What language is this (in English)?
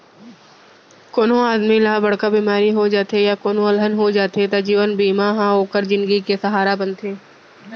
Chhattisgarhi